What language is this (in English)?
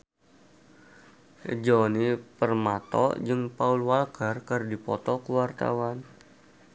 Sundanese